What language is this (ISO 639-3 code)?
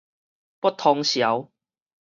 nan